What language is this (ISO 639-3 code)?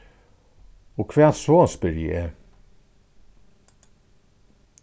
fao